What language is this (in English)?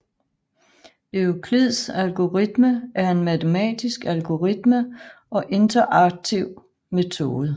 Danish